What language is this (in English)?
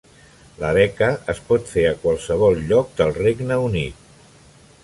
Catalan